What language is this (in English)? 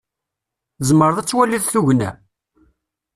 Kabyle